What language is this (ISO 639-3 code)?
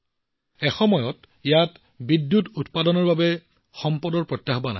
asm